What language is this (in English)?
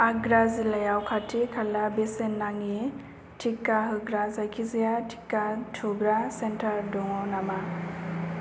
Bodo